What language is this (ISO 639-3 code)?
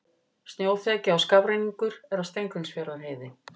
isl